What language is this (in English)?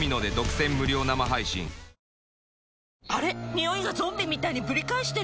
Japanese